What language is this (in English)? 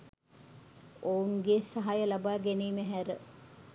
Sinhala